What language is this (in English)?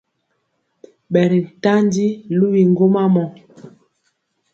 Mpiemo